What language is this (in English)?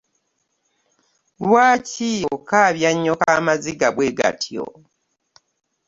Ganda